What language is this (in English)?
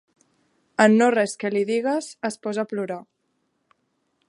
Catalan